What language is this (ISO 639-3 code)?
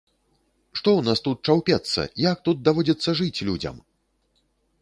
bel